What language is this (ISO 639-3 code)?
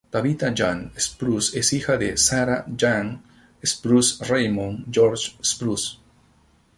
spa